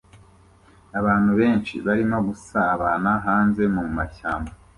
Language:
Kinyarwanda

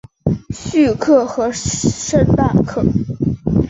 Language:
Chinese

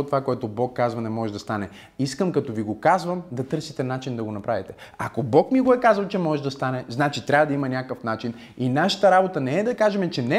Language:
Bulgarian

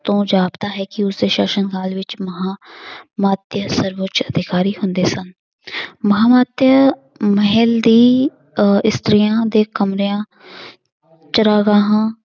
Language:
Punjabi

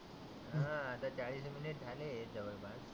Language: Marathi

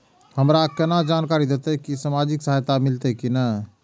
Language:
Maithili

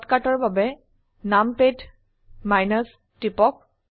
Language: Assamese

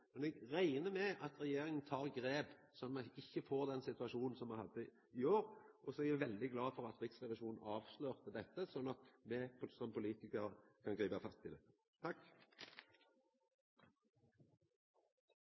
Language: Norwegian Nynorsk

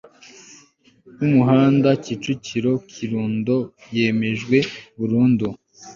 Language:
Kinyarwanda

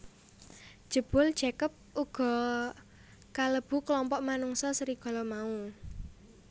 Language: Javanese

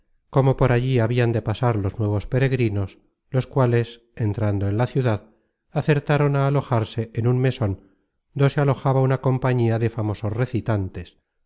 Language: Spanish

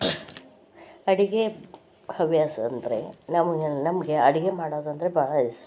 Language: Kannada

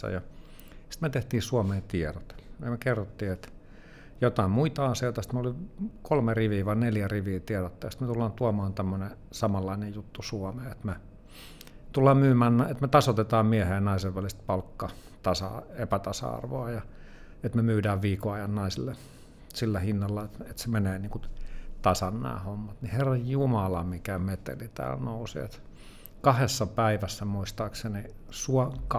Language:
Finnish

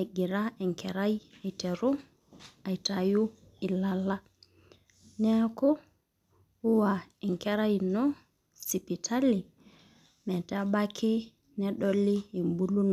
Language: Masai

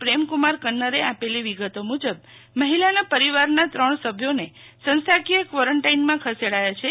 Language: Gujarati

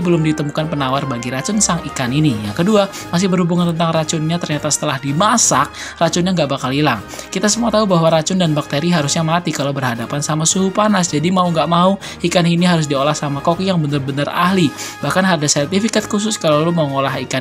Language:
Indonesian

